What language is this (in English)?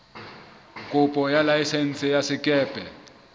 Southern Sotho